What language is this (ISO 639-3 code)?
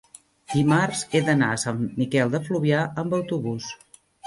cat